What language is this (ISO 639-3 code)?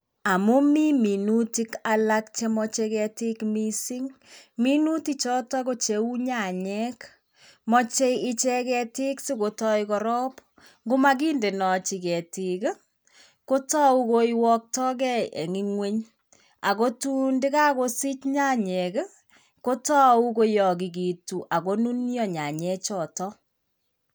kln